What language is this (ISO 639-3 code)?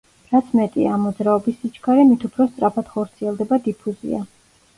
kat